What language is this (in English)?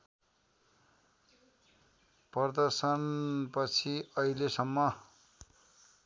Nepali